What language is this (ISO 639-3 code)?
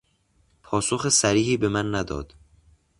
fas